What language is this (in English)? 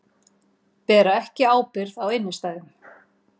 Icelandic